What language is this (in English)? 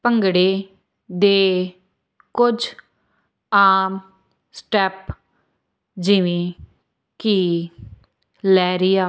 Punjabi